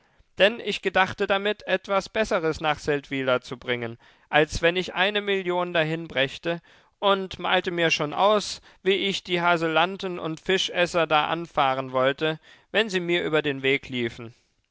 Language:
German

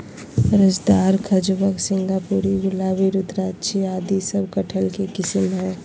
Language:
Magahi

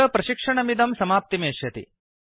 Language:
Sanskrit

